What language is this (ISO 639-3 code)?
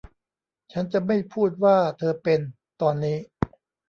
tha